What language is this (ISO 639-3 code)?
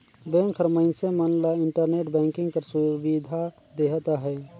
hne